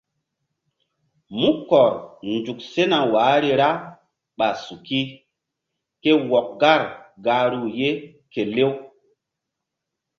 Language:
Mbum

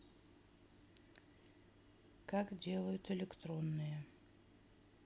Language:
Russian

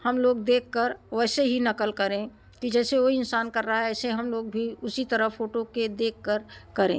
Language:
Hindi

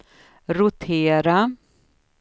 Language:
Swedish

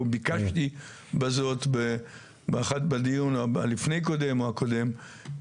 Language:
Hebrew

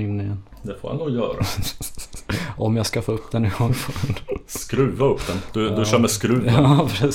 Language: Swedish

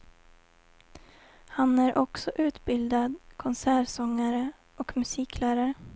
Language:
Swedish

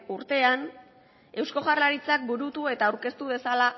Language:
Basque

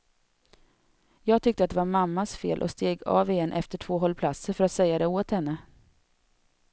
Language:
Swedish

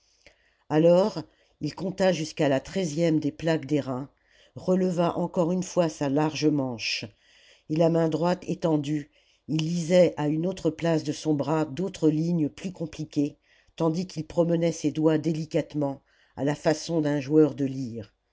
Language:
French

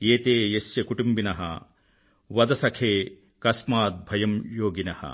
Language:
Telugu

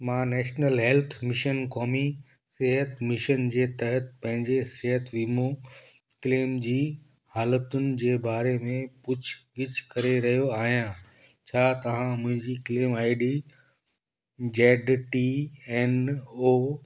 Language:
Sindhi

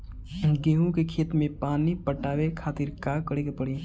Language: Bhojpuri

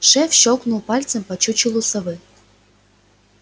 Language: Russian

